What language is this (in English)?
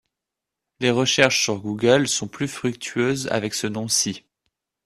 French